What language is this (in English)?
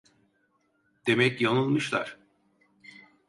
Turkish